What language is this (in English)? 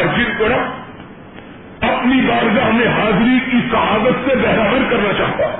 Urdu